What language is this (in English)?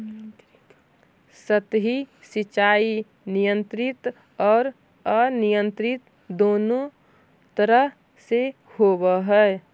Magahi